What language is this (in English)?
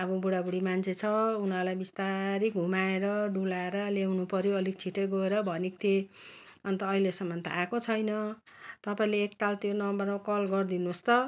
Nepali